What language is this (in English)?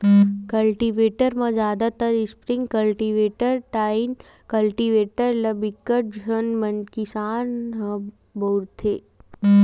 Chhattisgarhi